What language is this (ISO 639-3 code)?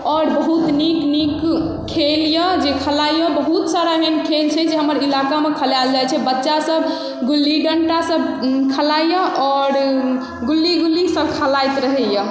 mai